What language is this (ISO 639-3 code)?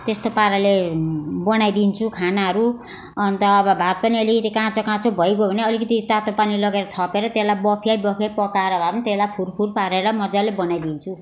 nep